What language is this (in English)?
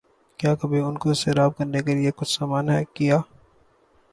Urdu